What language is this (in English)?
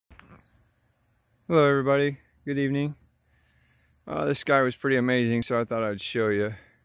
English